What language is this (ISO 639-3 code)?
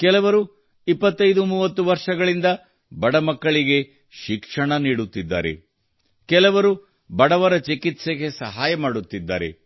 kan